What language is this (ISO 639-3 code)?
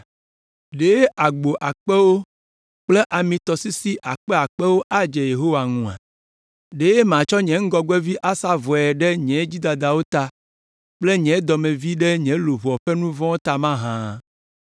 ewe